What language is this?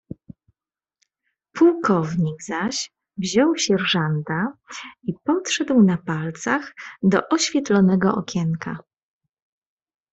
Polish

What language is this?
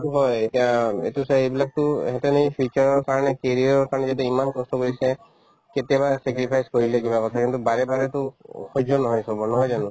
Assamese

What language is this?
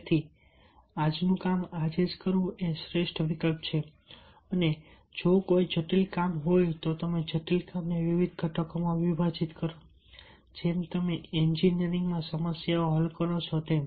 Gujarati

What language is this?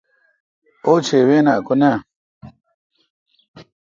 Kalkoti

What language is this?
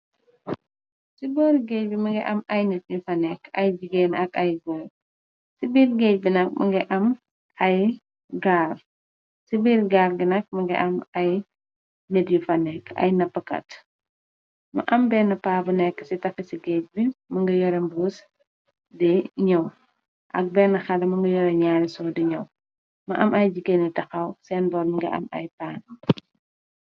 Wolof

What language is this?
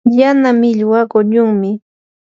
Yanahuanca Pasco Quechua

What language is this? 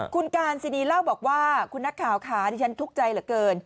Thai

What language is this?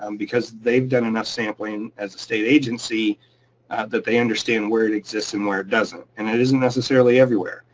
English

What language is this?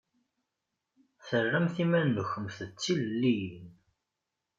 Kabyle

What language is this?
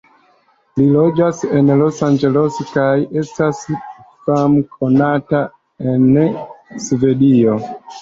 Esperanto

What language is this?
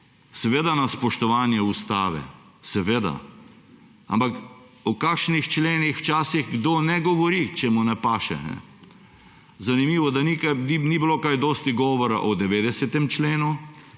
Slovenian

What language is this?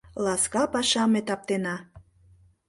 Mari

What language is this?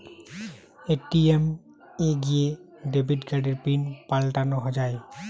Bangla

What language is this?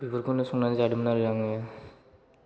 Bodo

